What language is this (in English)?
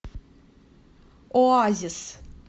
Russian